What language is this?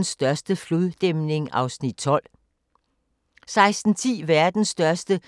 Danish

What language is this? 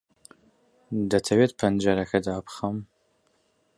Central Kurdish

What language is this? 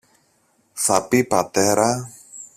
Greek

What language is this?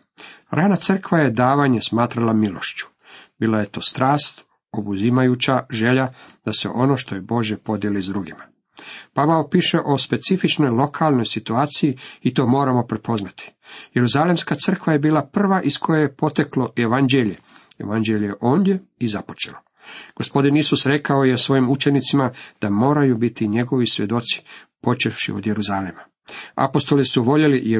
Croatian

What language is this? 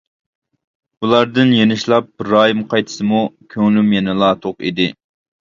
Uyghur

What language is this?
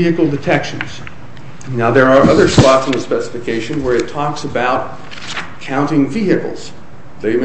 English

